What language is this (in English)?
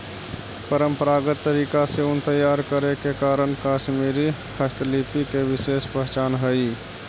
Magahi